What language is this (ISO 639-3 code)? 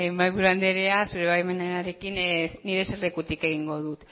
eus